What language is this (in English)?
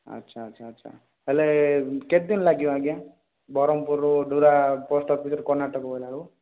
Odia